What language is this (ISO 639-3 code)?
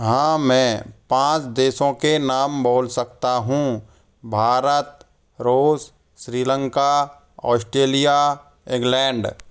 hin